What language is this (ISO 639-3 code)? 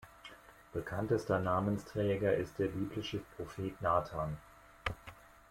deu